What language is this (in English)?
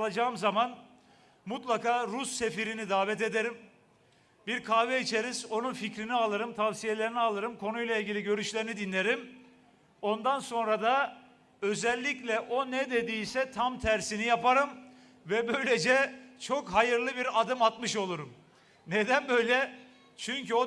Turkish